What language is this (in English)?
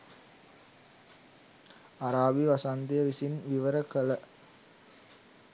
Sinhala